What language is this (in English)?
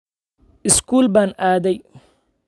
Somali